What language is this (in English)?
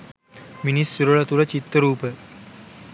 Sinhala